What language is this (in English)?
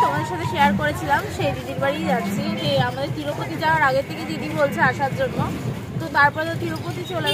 Bangla